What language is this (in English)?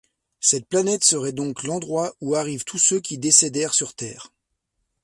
French